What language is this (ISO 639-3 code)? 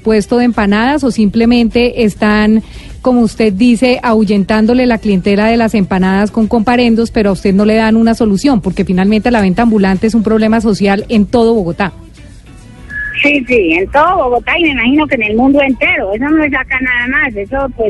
spa